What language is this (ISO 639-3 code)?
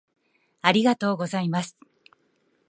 jpn